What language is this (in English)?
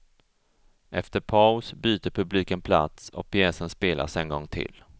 Swedish